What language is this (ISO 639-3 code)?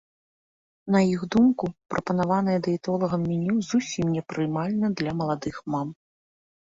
bel